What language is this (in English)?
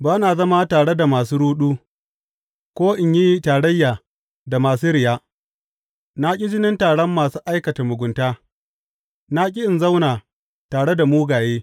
Hausa